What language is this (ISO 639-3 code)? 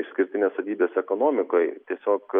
lit